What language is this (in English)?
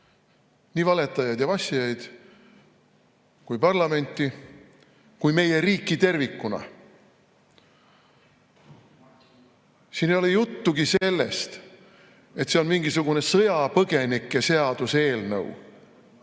Estonian